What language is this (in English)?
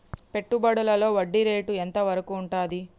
Telugu